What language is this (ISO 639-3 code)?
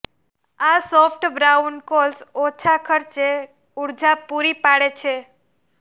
guj